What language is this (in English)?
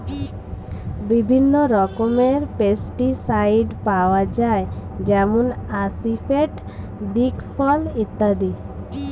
Bangla